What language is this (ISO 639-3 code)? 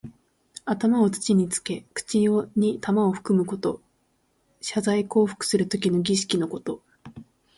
jpn